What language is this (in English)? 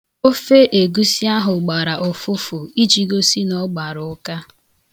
Igbo